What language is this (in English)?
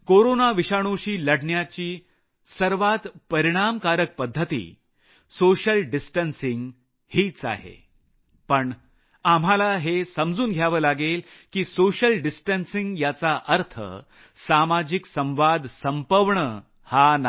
Marathi